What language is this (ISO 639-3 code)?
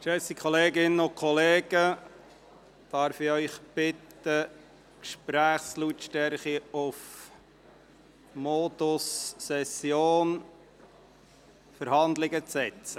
gsw